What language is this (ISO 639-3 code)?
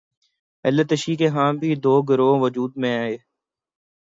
urd